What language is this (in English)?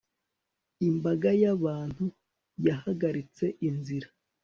Kinyarwanda